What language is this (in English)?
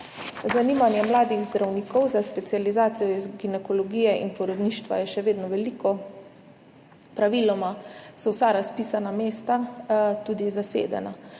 Slovenian